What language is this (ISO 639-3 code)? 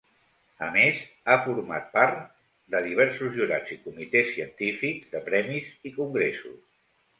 cat